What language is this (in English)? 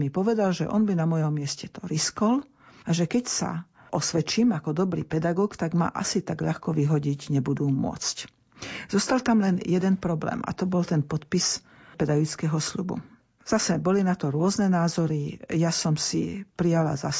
Slovak